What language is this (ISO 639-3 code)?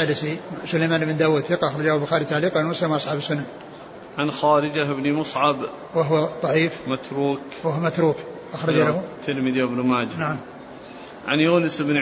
ara